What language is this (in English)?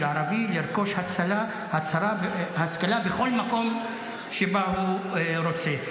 Hebrew